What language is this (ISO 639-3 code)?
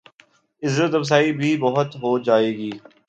urd